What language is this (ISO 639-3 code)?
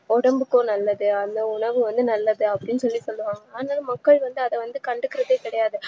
tam